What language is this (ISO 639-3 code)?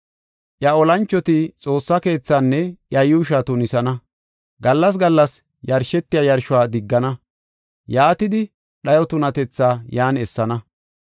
gof